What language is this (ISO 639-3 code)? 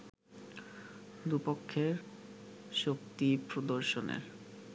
ben